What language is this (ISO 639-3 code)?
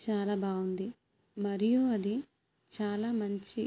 tel